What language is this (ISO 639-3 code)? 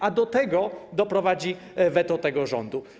pol